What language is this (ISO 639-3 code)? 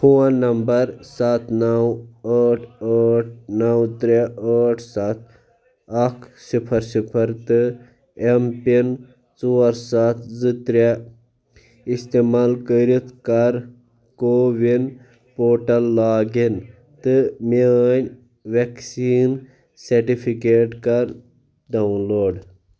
kas